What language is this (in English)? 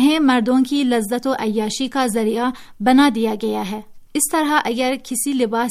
Urdu